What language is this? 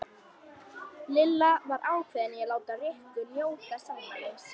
Icelandic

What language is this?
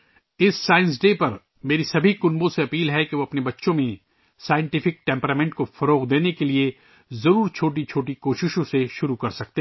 Urdu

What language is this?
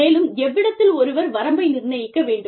Tamil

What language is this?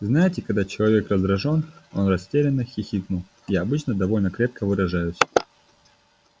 Russian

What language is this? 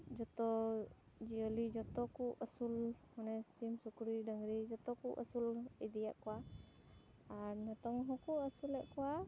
Santali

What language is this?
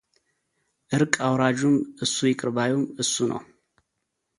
Amharic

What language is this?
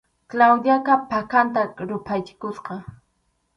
Arequipa-La Unión Quechua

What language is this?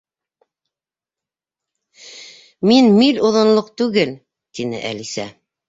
Bashkir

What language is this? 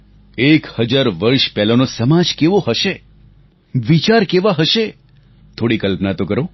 Gujarati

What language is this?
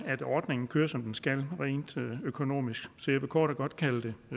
Danish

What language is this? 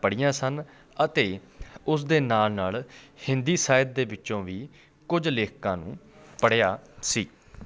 Punjabi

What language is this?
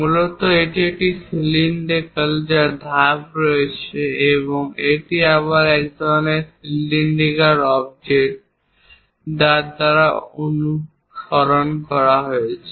Bangla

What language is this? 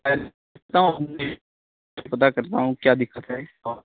Urdu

